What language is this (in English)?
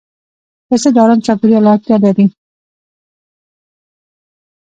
Pashto